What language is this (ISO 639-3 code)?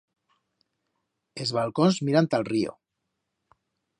arg